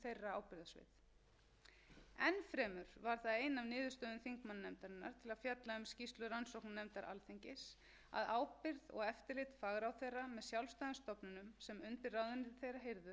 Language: Icelandic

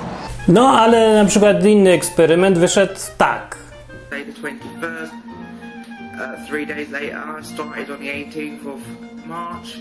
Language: Polish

